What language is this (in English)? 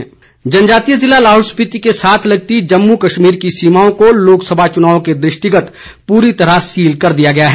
Hindi